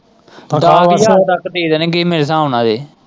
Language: Punjabi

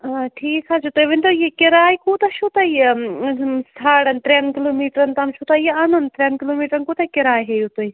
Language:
Kashmiri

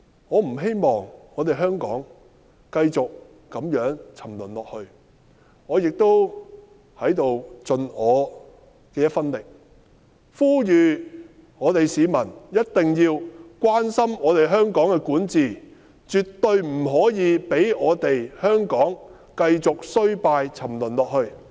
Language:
Cantonese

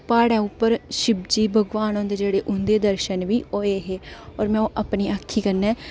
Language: Dogri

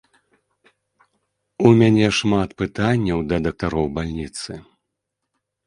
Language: Belarusian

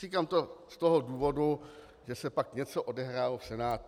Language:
Czech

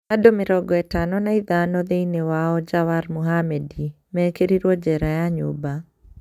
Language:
Kikuyu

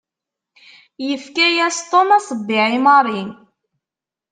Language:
Kabyle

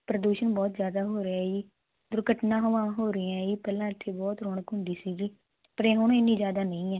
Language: Punjabi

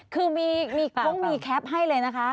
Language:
Thai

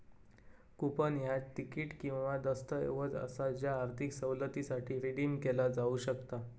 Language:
Marathi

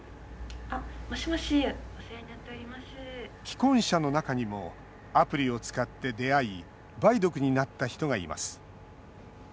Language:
Japanese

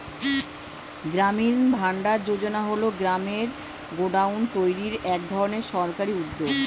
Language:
Bangla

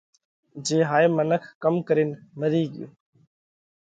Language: Parkari Koli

